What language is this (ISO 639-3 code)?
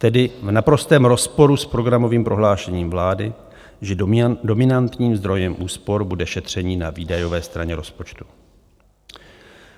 ces